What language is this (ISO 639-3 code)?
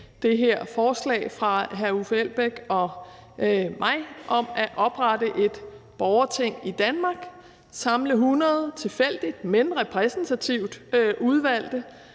dan